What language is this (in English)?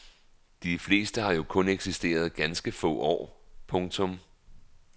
Danish